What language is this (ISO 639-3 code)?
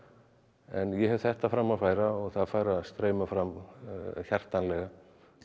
isl